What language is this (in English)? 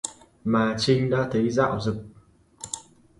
Vietnamese